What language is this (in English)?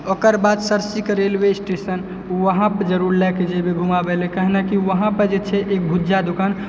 Maithili